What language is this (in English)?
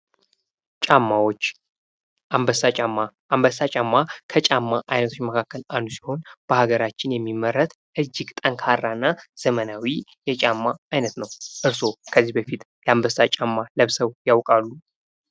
Amharic